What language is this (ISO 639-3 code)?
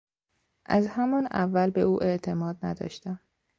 fas